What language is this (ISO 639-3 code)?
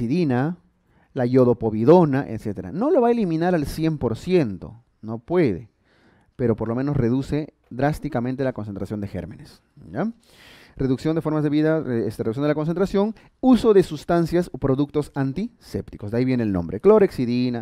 spa